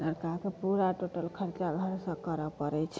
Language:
Maithili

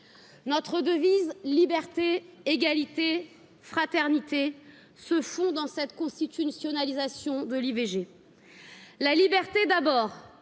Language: French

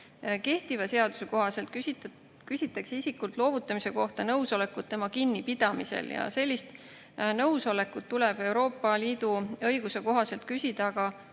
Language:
Estonian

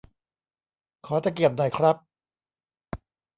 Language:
Thai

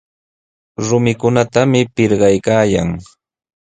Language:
Sihuas Ancash Quechua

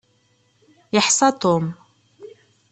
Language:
Kabyle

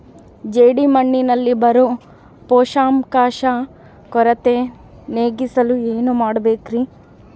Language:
Kannada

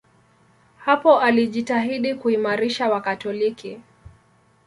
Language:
Swahili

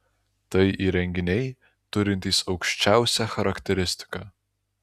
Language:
Lithuanian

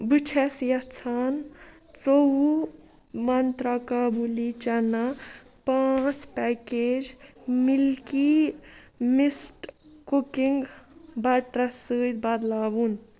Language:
Kashmiri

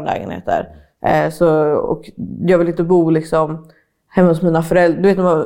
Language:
Swedish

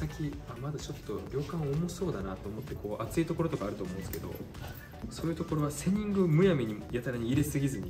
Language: Japanese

